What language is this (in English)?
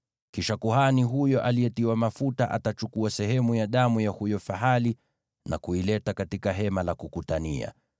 Swahili